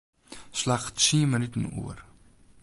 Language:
Western Frisian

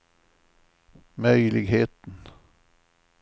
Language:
Swedish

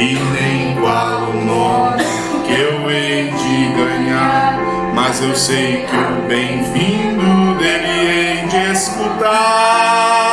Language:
Portuguese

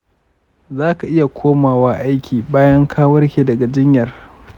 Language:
Hausa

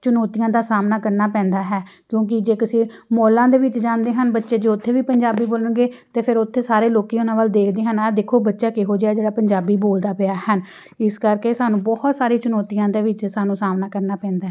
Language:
Punjabi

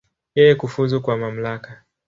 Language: Swahili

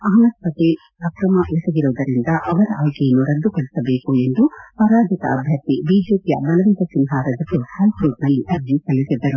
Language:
Kannada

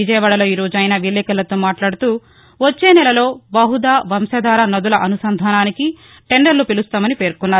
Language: Telugu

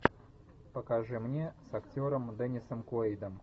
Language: Russian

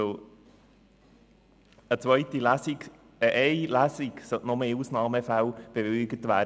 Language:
Swiss German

